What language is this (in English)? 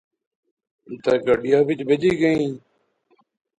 Pahari-Potwari